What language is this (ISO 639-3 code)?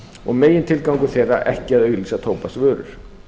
isl